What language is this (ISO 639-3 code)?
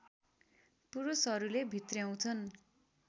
nep